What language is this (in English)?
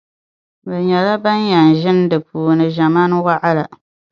Dagbani